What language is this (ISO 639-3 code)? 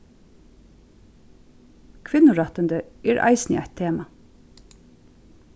fao